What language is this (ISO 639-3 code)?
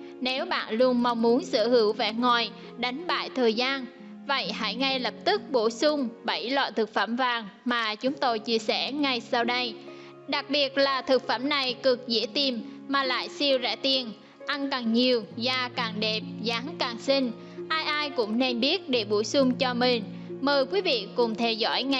vie